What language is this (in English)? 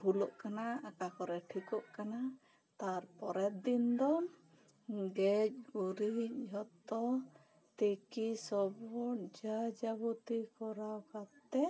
Santali